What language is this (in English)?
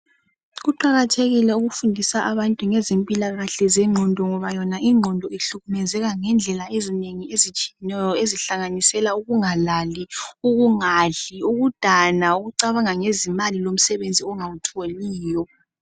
North Ndebele